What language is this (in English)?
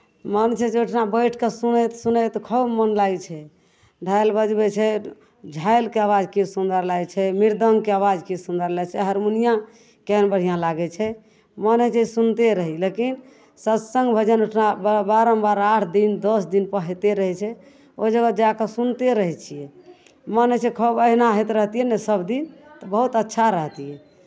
Maithili